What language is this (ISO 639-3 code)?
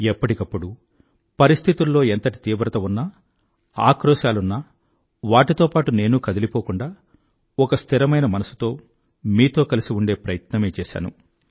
tel